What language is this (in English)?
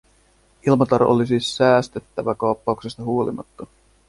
Finnish